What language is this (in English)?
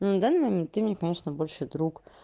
Russian